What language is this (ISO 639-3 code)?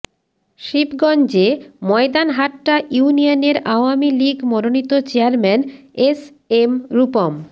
ben